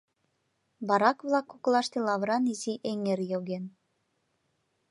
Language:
Mari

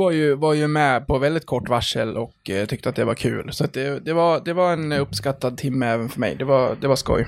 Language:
Swedish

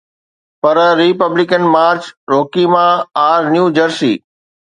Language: Sindhi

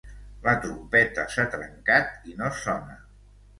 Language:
Catalan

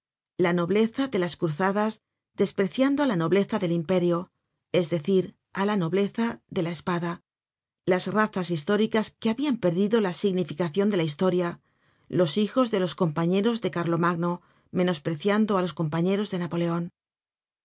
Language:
Spanish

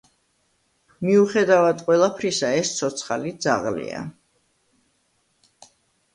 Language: Georgian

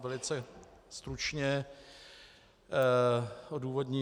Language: Czech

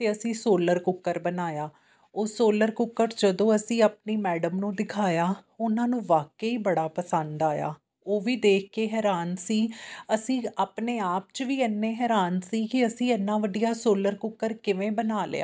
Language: Punjabi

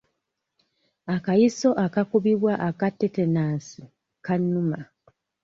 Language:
Ganda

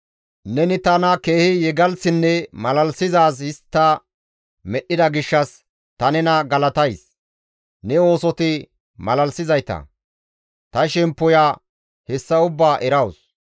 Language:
Gamo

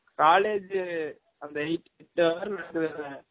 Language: Tamil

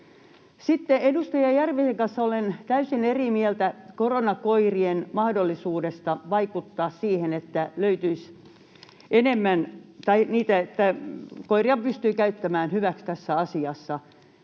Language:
Finnish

